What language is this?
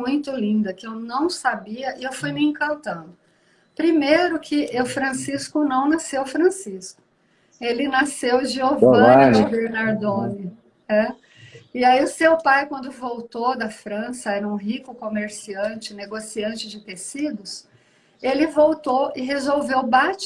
Portuguese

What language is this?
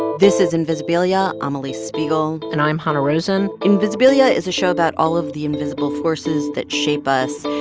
English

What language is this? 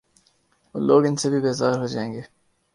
Urdu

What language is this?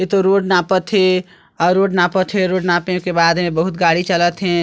Chhattisgarhi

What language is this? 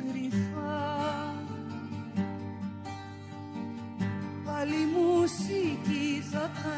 Greek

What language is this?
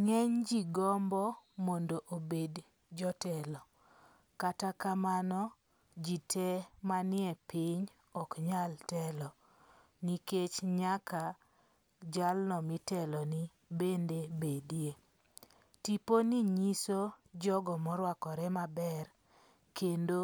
Luo (Kenya and Tanzania)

